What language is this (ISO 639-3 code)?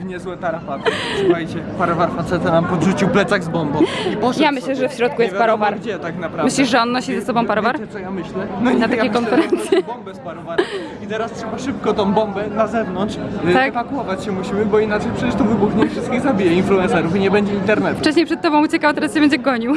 pol